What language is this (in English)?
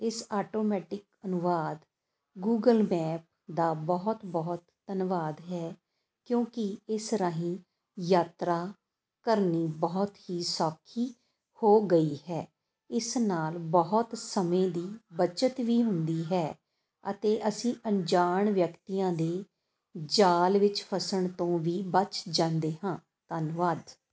Punjabi